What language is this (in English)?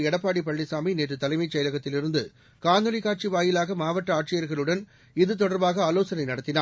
Tamil